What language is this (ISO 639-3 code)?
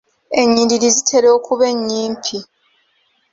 lug